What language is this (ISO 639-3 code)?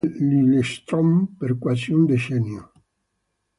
ita